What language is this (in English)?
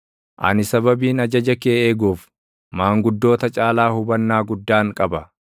Oromo